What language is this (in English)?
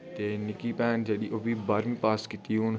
Dogri